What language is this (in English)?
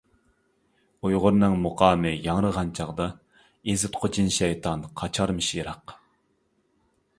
Uyghur